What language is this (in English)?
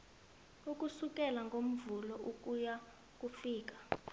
South Ndebele